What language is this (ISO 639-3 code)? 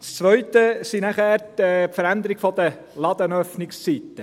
gsw